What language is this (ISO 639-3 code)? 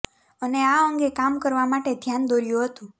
guj